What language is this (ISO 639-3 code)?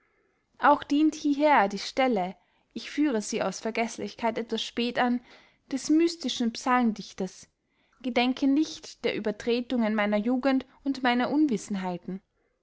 deu